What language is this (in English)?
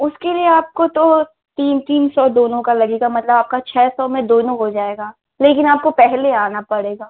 Hindi